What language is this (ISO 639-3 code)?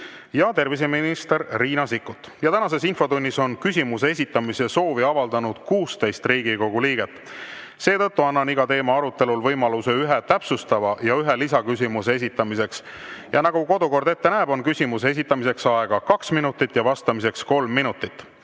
est